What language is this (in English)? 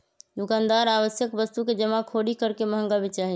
Magahi